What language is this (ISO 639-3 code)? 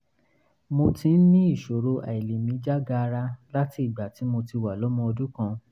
yor